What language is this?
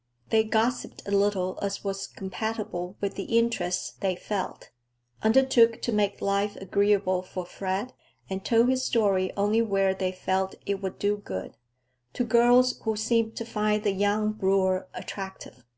English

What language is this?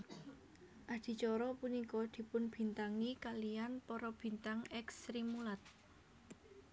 Javanese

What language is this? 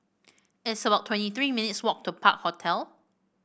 English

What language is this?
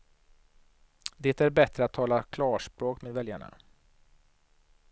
Swedish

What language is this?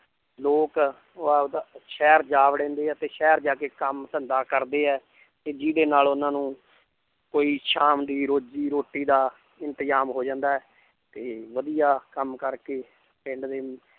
Punjabi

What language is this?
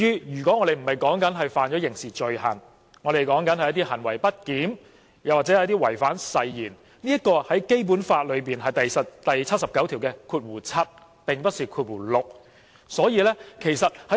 Cantonese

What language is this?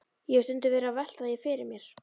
Icelandic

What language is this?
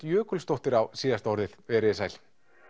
Icelandic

